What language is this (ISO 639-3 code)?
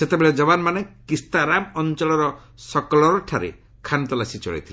ori